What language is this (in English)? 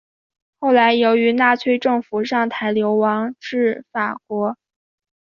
Chinese